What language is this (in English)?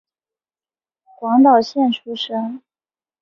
Chinese